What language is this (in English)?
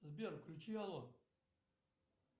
Russian